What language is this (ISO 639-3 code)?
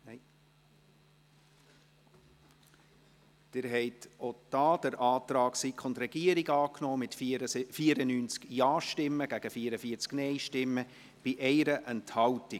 gsw